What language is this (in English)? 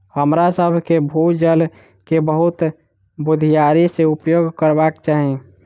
Maithili